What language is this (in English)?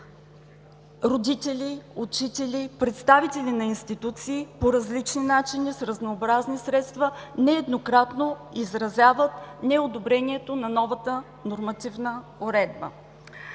Bulgarian